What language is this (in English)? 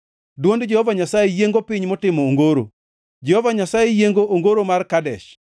Luo (Kenya and Tanzania)